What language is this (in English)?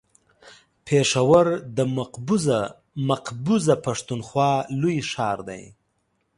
Pashto